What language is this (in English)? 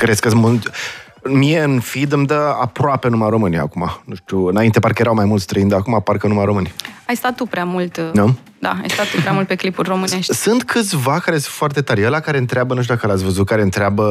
Romanian